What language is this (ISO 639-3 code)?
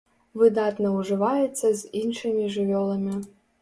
bel